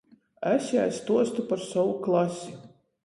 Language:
Latgalian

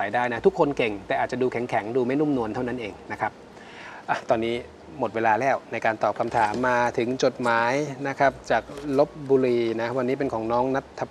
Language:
Thai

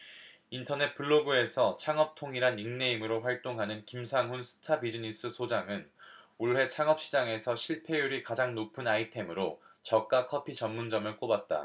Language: Korean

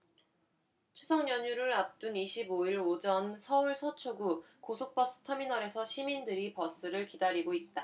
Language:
Korean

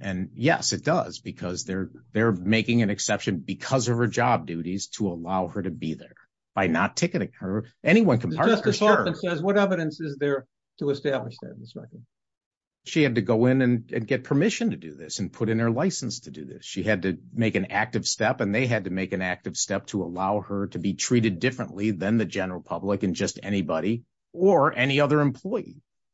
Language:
English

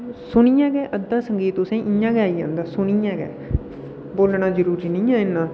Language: Dogri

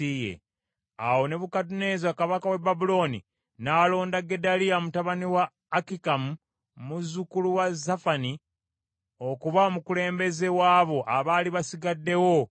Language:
Ganda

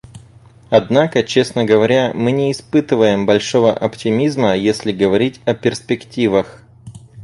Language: Russian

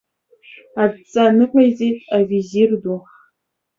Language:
Abkhazian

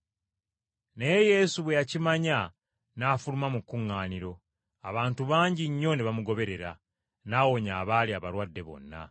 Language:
Ganda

